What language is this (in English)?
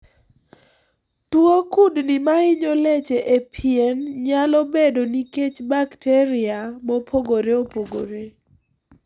Luo (Kenya and Tanzania)